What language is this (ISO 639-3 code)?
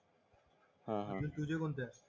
mar